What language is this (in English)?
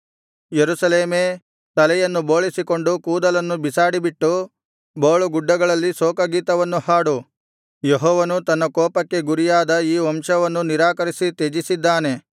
Kannada